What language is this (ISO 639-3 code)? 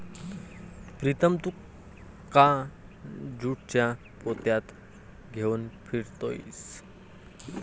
mar